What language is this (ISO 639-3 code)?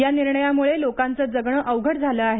mar